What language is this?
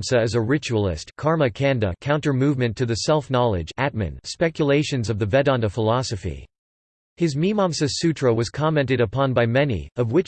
English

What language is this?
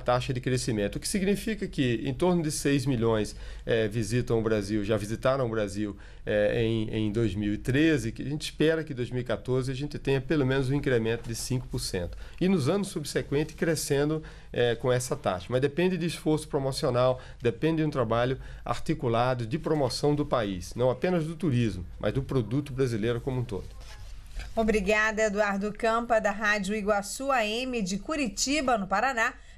Portuguese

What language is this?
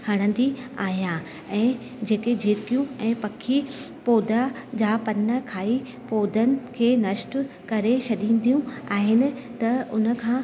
Sindhi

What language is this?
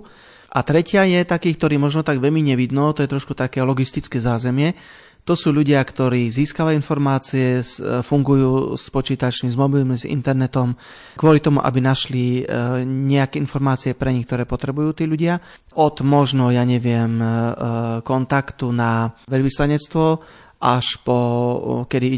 Slovak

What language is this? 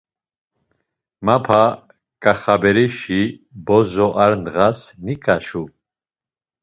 Laz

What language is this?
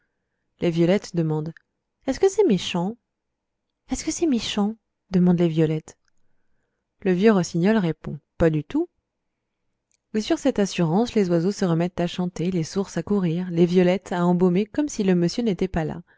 French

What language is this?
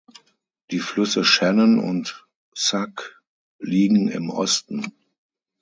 German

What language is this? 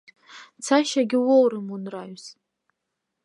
Abkhazian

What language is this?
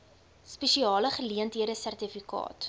Afrikaans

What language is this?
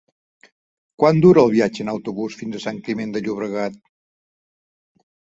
Catalan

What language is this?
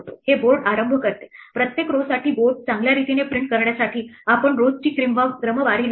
Marathi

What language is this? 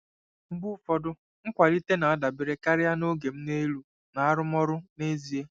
Igbo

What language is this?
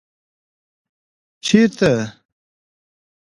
Pashto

